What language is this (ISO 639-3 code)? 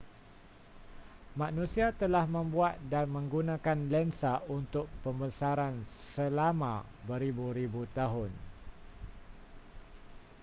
msa